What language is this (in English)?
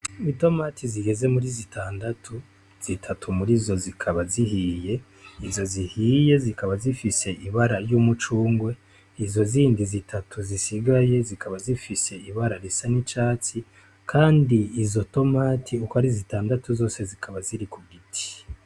Rundi